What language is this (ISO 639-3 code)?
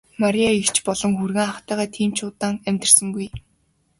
mon